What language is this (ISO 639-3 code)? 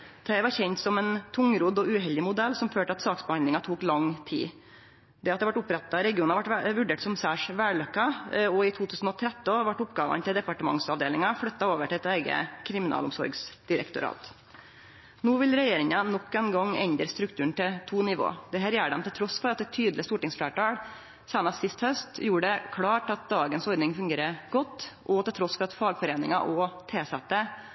nno